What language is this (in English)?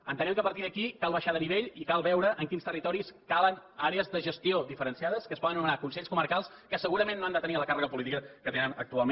Catalan